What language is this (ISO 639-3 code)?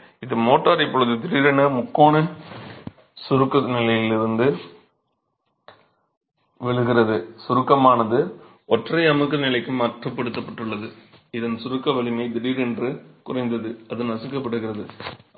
tam